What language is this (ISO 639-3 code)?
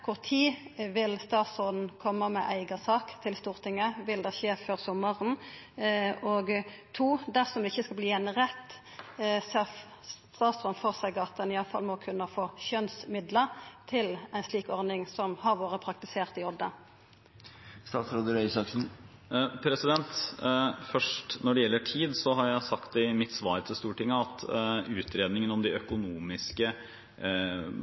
nor